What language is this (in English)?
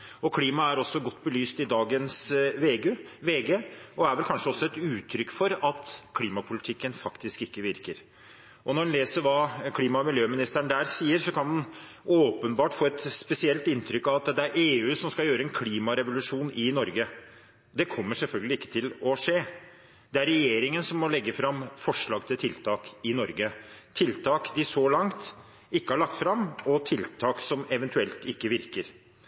Norwegian Bokmål